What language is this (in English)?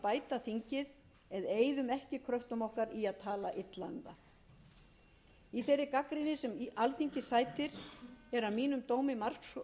Icelandic